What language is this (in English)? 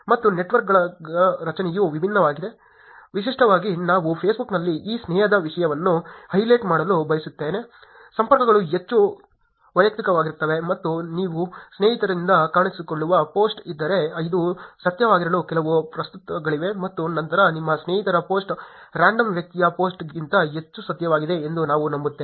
Kannada